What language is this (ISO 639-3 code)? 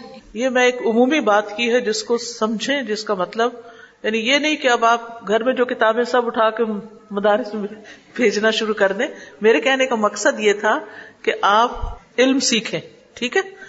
urd